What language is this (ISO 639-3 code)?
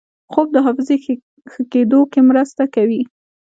pus